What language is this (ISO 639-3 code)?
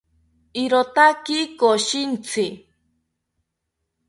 cpy